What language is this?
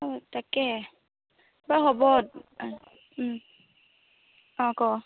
Assamese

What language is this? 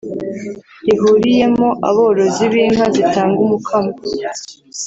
Kinyarwanda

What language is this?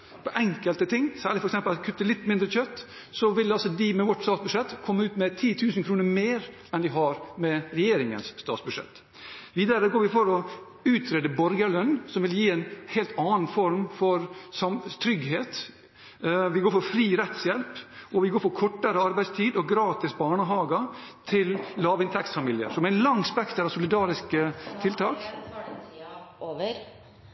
Norwegian Bokmål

